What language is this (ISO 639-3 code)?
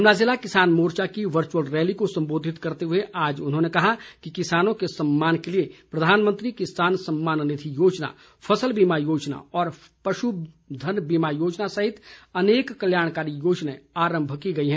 hin